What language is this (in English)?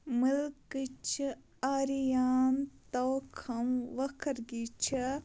Kashmiri